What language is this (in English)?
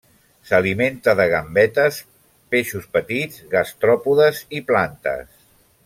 Catalan